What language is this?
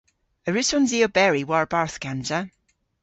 Cornish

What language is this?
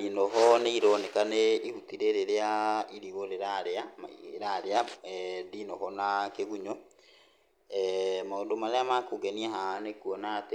Kikuyu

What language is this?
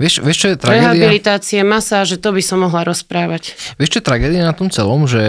Slovak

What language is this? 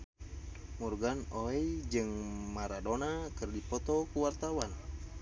Sundanese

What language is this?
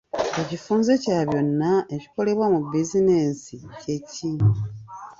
Ganda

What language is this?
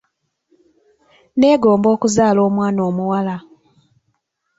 Ganda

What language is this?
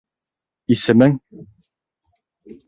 Bashkir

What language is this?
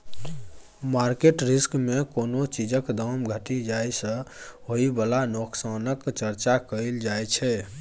Maithili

